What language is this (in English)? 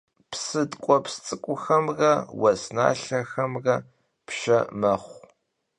Kabardian